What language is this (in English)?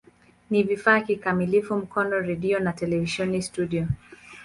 Swahili